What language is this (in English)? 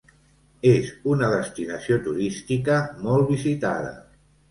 Catalan